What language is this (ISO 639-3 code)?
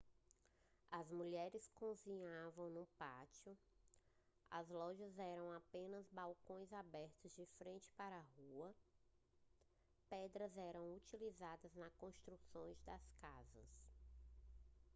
por